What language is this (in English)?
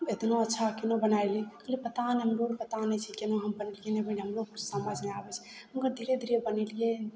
Maithili